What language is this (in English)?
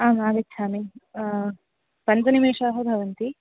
Sanskrit